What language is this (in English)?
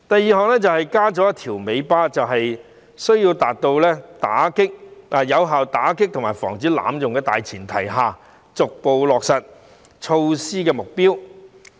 Cantonese